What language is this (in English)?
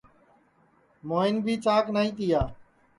Sansi